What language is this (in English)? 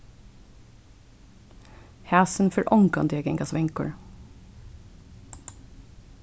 Faroese